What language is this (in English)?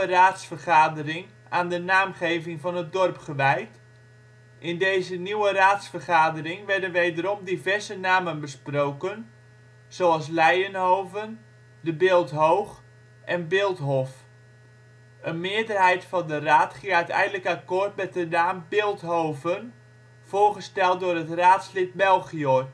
Dutch